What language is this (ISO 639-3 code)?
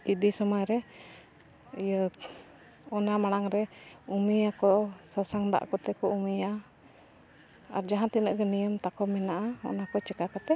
sat